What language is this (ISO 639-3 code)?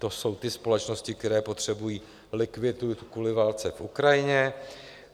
ces